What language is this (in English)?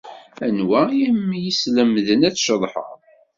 Kabyle